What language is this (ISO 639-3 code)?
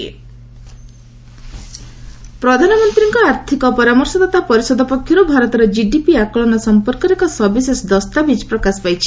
ori